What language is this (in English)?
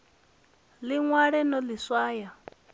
Venda